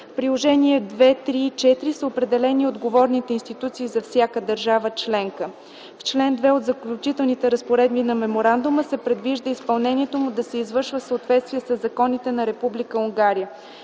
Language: Bulgarian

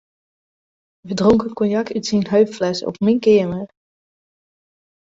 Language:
Western Frisian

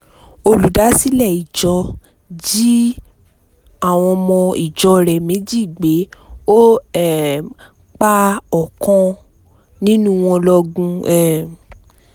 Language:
Yoruba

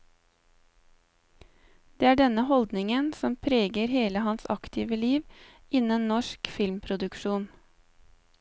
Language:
Norwegian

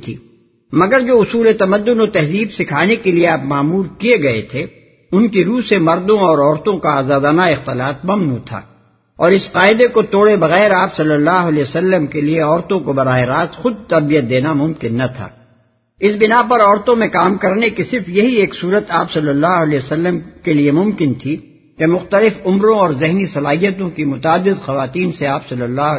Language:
Urdu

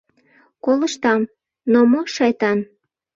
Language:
Mari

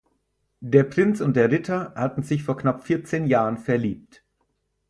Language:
German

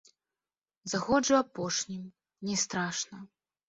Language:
Belarusian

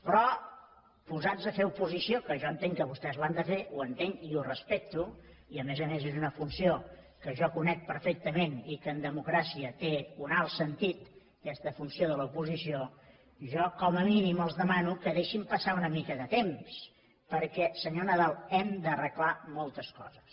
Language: Catalan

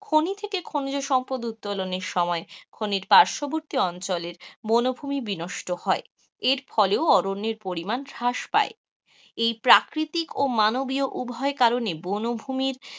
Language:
Bangla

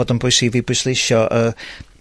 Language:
Welsh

